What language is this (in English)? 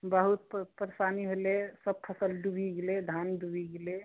Maithili